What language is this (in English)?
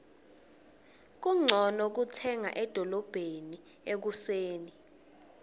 Swati